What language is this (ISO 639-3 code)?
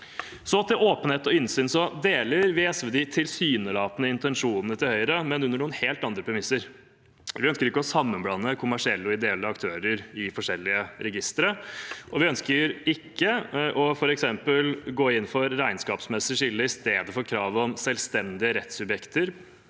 nor